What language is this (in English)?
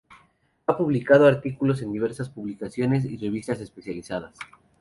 Spanish